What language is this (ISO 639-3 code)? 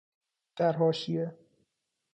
fas